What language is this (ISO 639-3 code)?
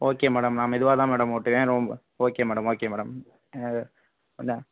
tam